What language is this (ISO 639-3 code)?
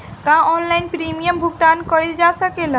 bho